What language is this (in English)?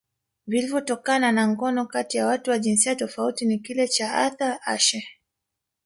Swahili